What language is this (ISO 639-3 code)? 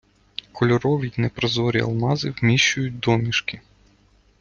ukr